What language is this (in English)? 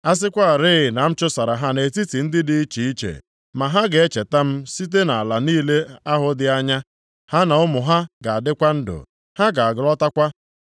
Igbo